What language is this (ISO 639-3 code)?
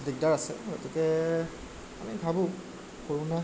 asm